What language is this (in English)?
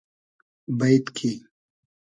Hazaragi